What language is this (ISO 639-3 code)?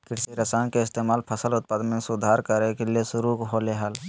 mag